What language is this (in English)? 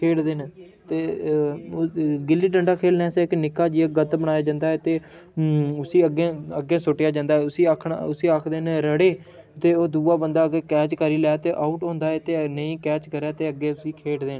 Dogri